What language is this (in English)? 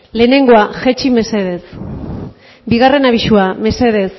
Basque